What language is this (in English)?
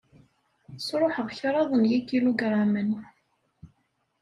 Kabyle